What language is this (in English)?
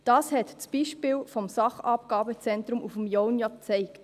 Swiss German